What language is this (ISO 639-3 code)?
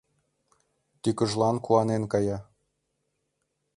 chm